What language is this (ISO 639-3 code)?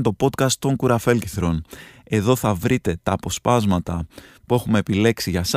ell